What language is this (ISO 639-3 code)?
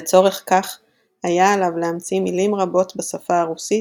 heb